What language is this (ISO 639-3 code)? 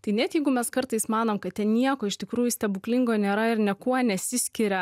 lit